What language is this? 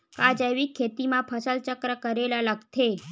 Chhattisgarhi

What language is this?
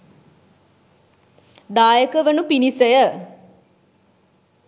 Sinhala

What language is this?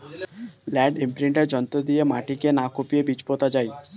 Bangla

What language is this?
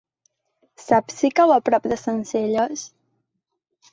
Catalan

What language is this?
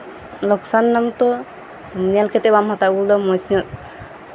Santali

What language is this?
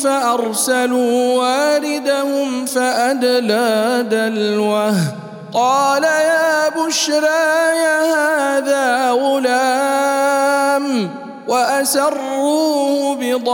Arabic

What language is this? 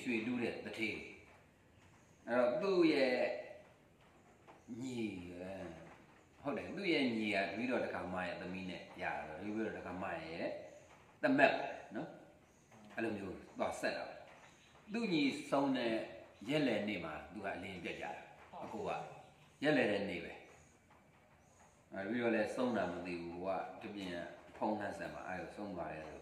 Vietnamese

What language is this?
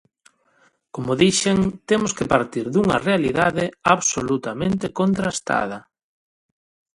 Galician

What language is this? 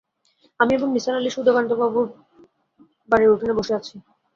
Bangla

